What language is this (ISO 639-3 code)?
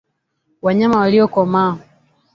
swa